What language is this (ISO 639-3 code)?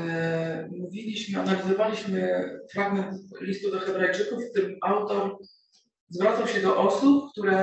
pol